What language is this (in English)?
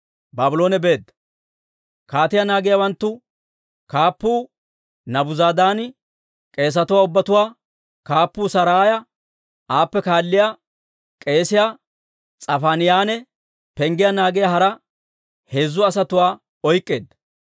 Dawro